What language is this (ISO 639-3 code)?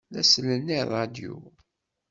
kab